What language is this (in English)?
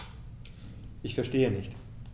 German